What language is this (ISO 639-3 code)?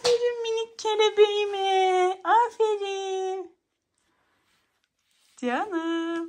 tur